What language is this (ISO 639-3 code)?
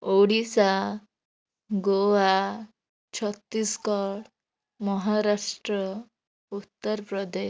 ori